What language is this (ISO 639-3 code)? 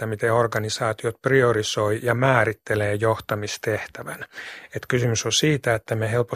fin